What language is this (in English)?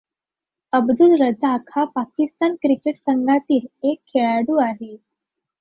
Marathi